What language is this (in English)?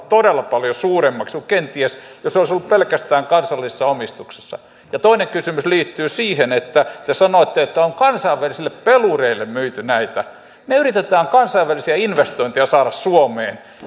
Finnish